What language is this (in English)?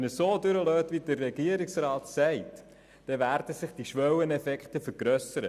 Swiss German